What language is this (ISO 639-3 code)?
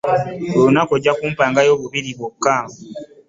lug